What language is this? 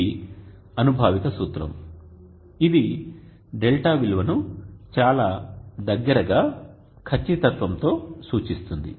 Telugu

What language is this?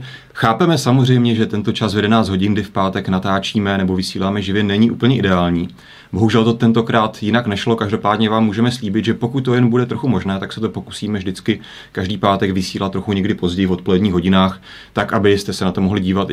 Czech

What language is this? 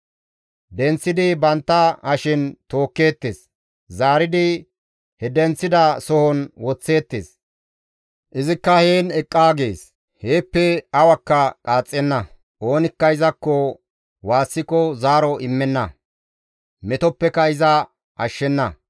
Gamo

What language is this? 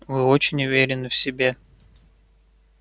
Russian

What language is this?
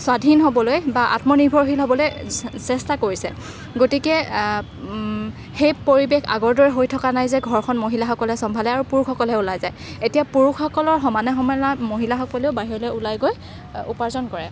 Assamese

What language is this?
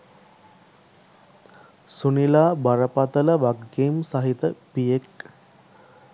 Sinhala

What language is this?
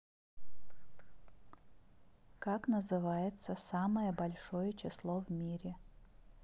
Russian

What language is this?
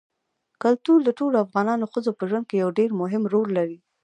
Pashto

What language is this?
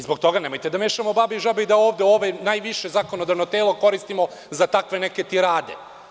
Serbian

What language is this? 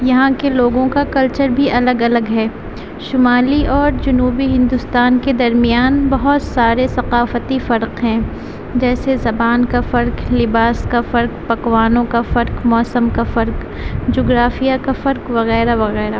Urdu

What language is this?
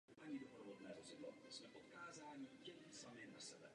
Czech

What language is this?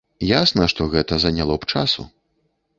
Belarusian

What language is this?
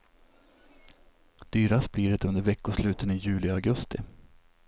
Swedish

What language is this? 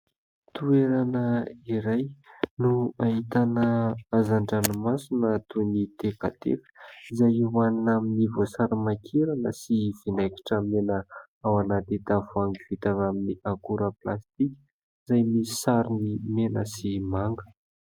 Malagasy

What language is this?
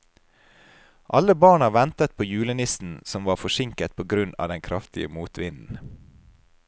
Norwegian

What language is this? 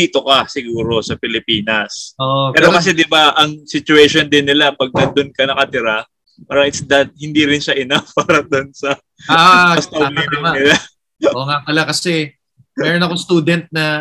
Filipino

